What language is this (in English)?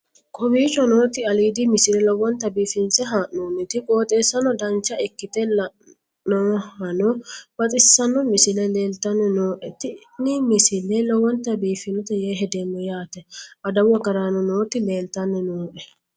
Sidamo